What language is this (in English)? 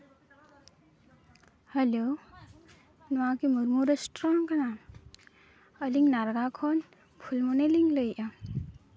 Santali